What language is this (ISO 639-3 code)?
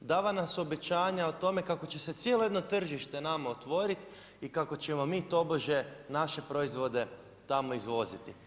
hrv